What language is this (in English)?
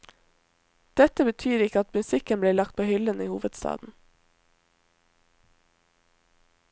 Norwegian